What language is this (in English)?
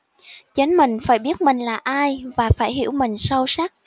Vietnamese